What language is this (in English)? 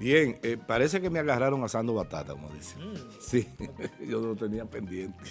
Spanish